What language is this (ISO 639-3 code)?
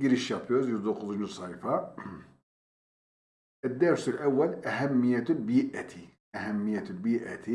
tur